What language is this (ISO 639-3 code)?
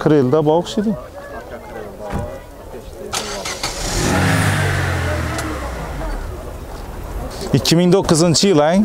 tur